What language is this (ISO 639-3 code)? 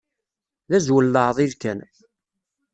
kab